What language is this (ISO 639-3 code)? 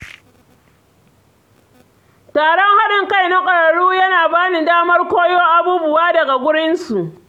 hau